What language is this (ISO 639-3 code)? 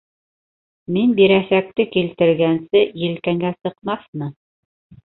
bak